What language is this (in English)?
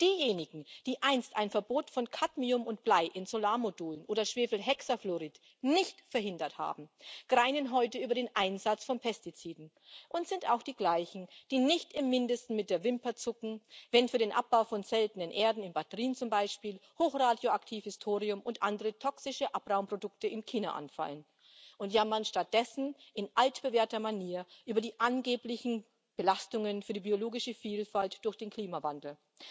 German